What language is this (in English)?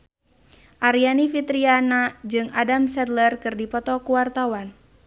Sundanese